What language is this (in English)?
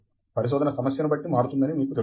Telugu